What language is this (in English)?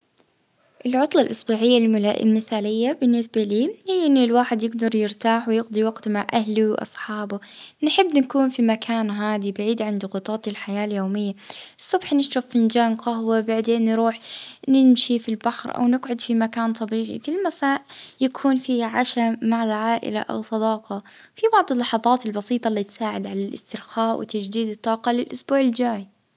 Libyan Arabic